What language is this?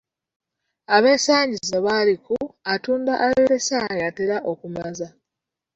Ganda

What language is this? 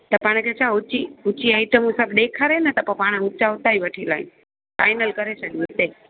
Sindhi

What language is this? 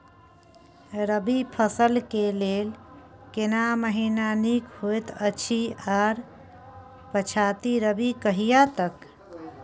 Maithili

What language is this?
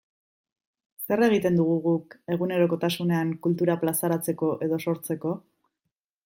Basque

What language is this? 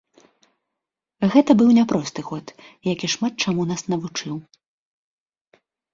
Belarusian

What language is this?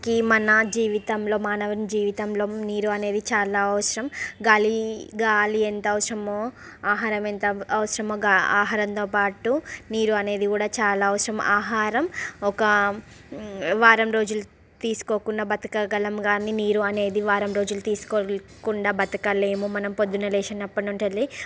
Telugu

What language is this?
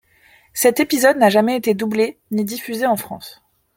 French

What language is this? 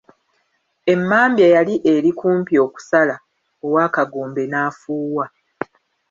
Ganda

